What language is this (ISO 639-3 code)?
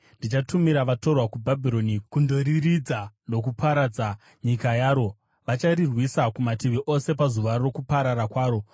sna